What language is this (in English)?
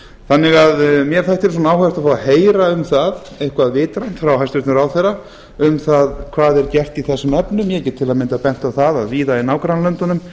Icelandic